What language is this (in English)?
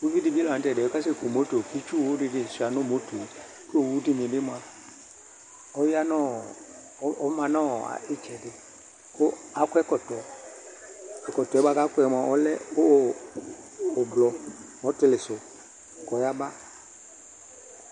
Ikposo